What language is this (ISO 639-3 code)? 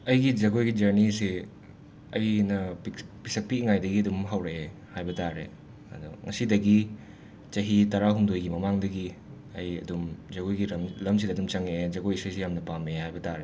mni